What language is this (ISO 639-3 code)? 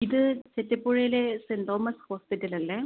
mal